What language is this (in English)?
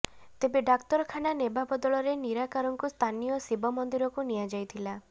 Odia